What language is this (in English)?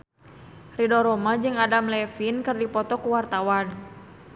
Sundanese